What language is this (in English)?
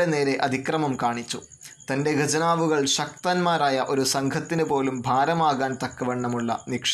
Malayalam